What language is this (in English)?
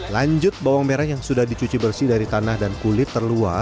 Indonesian